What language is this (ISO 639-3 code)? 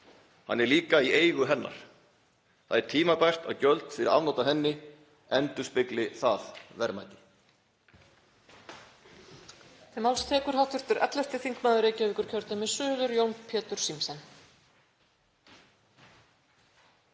isl